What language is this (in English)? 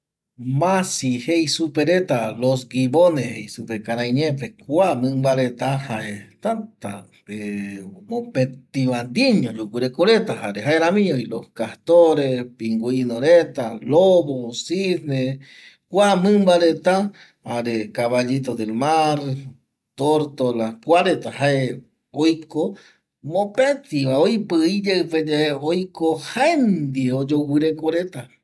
Eastern Bolivian Guaraní